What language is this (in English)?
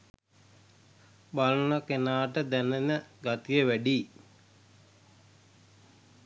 Sinhala